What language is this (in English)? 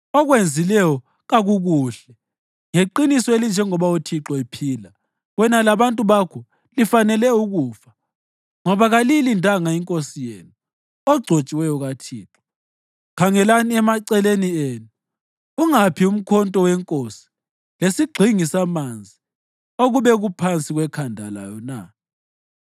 North Ndebele